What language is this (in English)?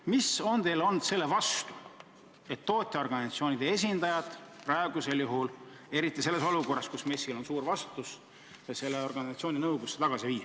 Estonian